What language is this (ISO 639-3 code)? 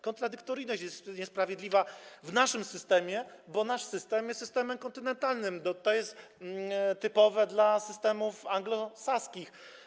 pol